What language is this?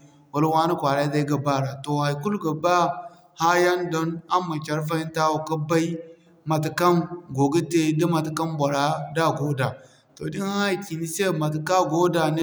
Zarma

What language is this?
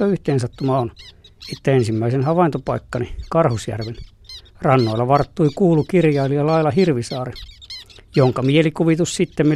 Finnish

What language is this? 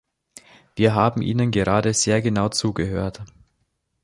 German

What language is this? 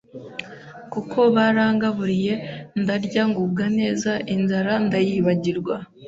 Kinyarwanda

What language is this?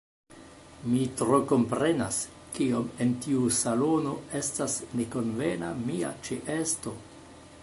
Esperanto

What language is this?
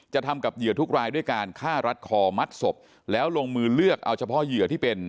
Thai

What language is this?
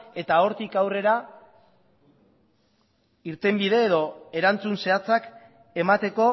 Basque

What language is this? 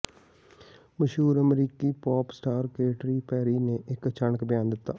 Punjabi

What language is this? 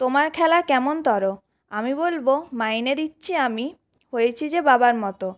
Bangla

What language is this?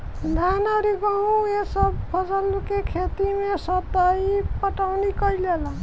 Bhojpuri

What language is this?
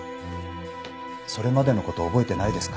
Japanese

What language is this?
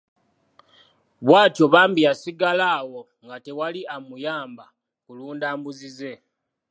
Ganda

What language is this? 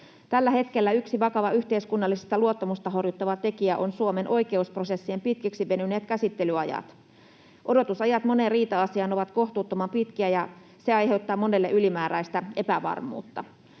Finnish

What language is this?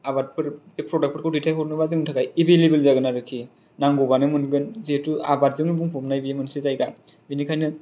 Bodo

